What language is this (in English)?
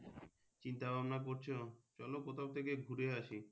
Bangla